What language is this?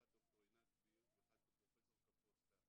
Hebrew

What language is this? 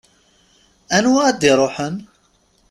Kabyle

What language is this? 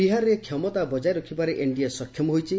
Odia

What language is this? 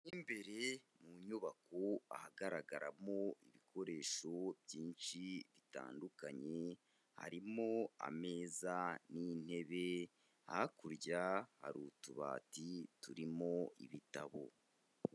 Kinyarwanda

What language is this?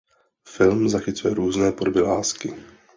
Czech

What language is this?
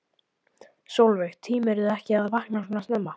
Icelandic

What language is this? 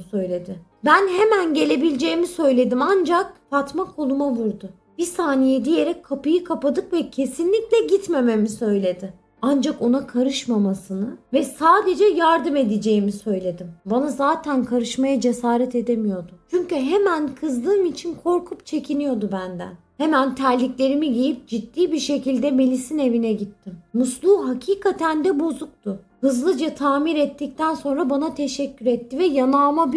Turkish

